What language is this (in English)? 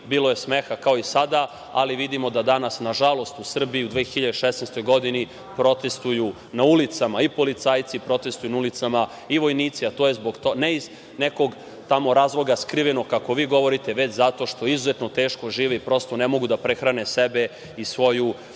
Serbian